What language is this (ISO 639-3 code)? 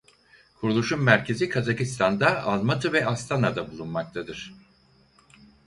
tur